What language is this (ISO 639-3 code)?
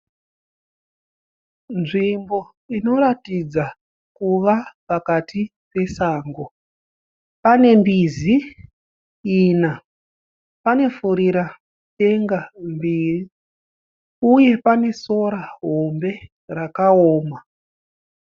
sna